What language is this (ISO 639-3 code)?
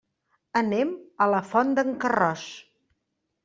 cat